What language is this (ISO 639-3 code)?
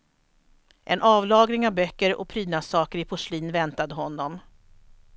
swe